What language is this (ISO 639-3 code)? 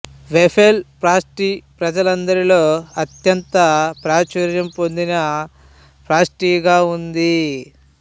tel